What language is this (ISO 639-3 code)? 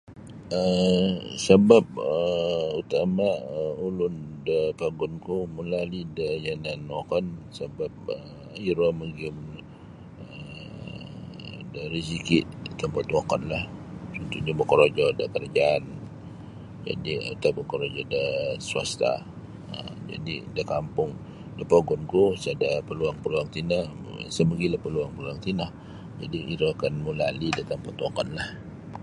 bsy